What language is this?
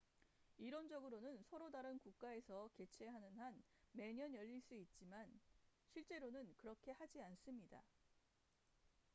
Korean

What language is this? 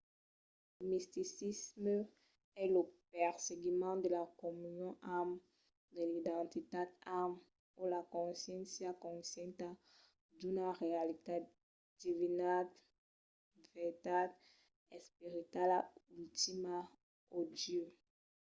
Occitan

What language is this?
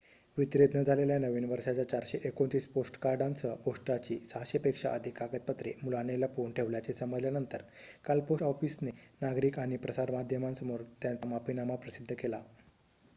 Marathi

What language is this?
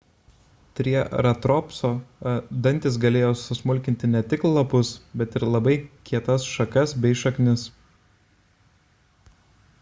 Lithuanian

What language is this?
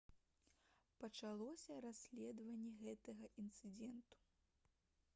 Belarusian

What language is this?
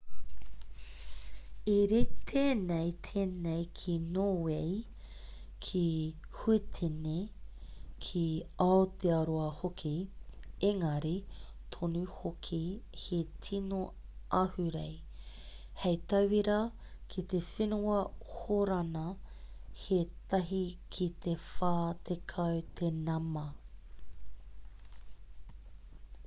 Māori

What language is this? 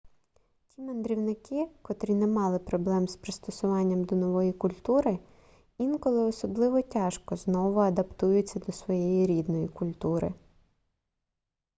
Ukrainian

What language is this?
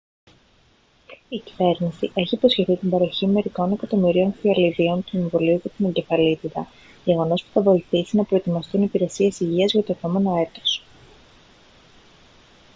Greek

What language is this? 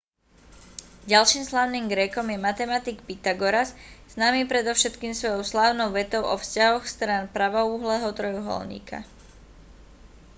Slovak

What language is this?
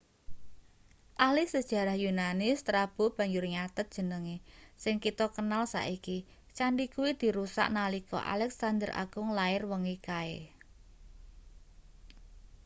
Javanese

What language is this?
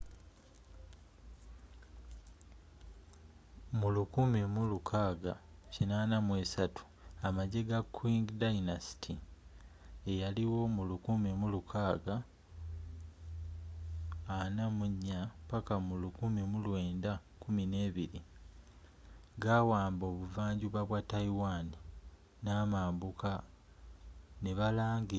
Ganda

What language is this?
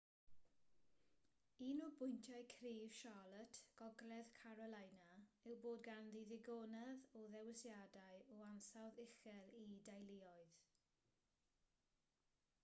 Welsh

